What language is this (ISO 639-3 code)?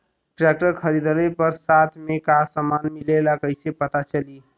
bho